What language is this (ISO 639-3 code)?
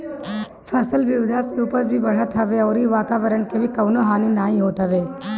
bho